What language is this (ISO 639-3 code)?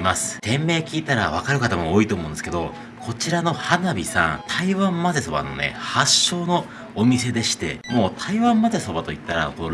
jpn